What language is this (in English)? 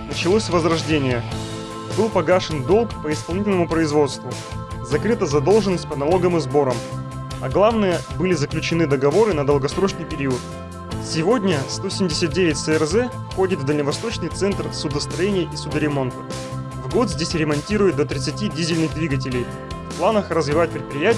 Russian